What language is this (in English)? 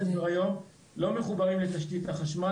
Hebrew